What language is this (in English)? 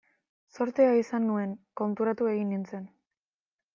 Basque